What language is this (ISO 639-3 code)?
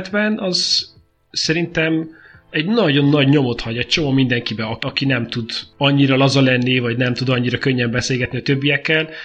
hun